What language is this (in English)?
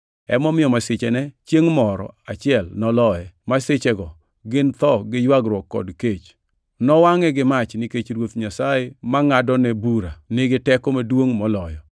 Luo (Kenya and Tanzania)